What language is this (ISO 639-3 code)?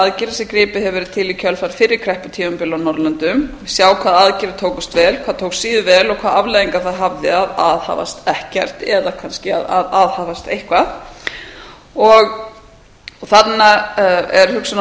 isl